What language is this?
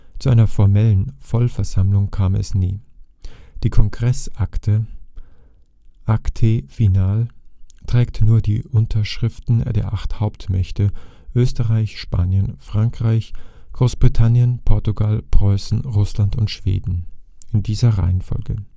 German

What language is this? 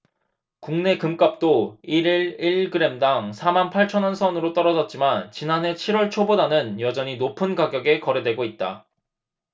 Korean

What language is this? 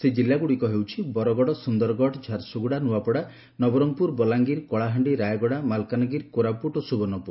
Odia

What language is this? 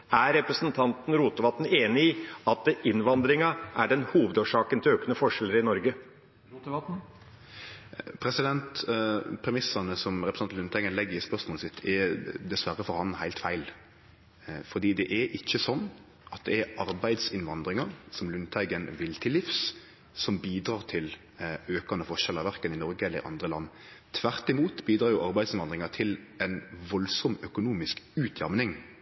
Norwegian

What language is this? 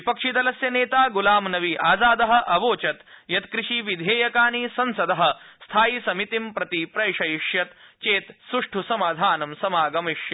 Sanskrit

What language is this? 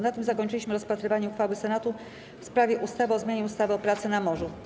Polish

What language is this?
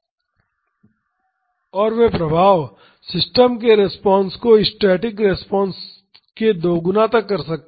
Hindi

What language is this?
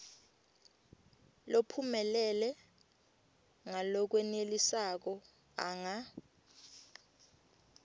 Swati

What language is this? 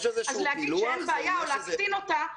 Hebrew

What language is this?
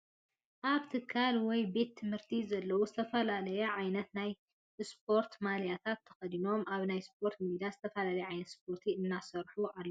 Tigrinya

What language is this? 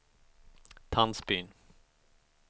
Swedish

